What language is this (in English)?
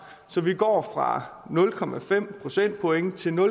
Danish